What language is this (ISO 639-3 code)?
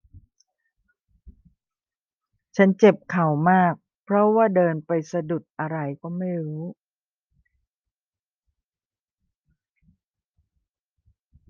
tha